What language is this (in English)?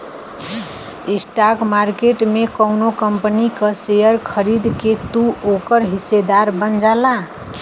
Bhojpuri